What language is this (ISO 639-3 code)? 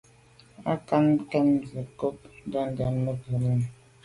byv